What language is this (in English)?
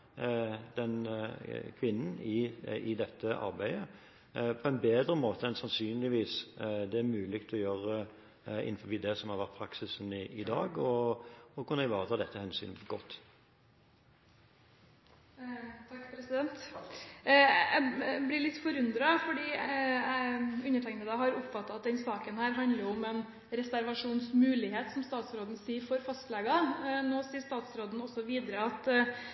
Norwegian Bokmål